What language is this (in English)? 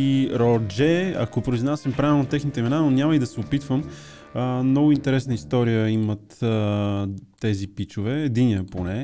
Bulgarian